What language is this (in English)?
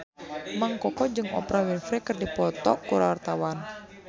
Sundanese